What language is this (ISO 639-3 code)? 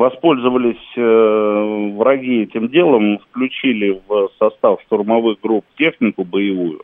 rus